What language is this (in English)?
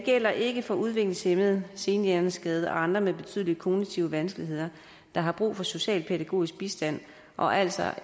Danish